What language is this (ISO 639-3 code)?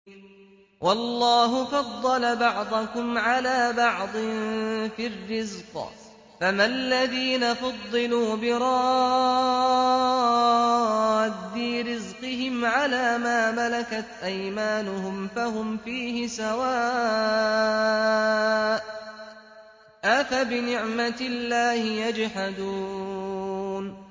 ara